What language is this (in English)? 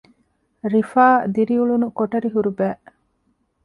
Divehi